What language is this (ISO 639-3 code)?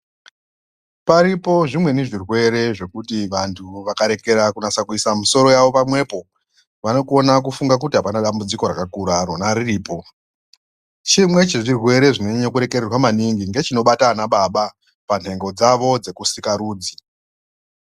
ndc